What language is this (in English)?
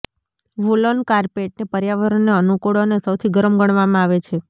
Gujarati